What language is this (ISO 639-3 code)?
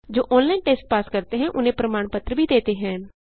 hin